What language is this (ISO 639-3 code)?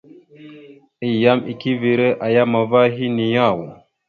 mxu